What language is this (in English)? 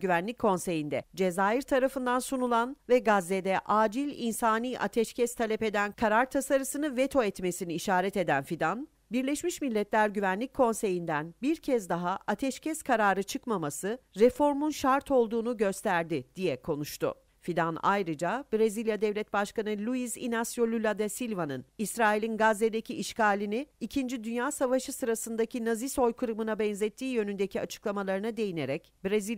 Turkish